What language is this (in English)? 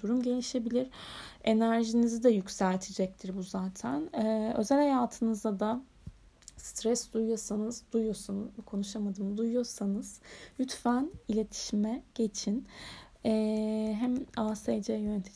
Turkish